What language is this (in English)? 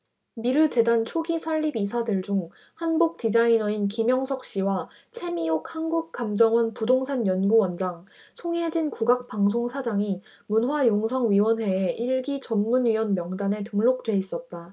Korean